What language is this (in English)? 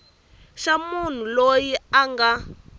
Tsonga